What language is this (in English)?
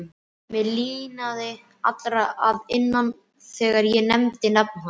Icelandic